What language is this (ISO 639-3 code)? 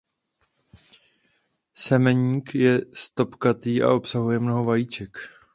ces